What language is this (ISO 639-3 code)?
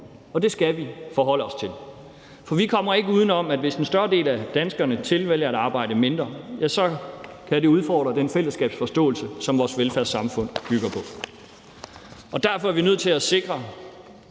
dan